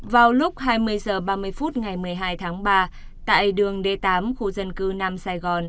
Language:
Vietnamese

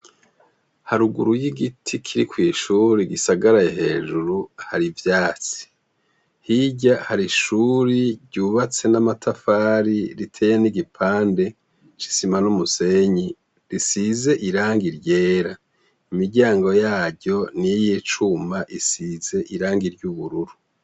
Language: Rundi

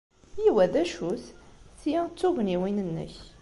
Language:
Kabyle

